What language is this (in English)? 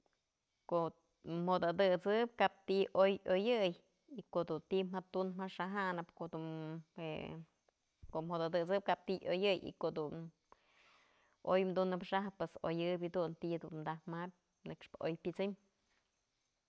Mazatlán Mixe